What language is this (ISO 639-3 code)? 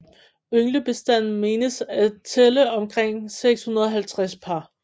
dan